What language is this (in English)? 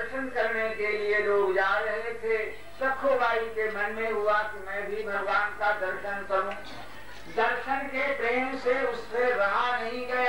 Hindi